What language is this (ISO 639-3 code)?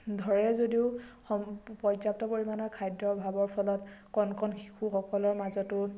asm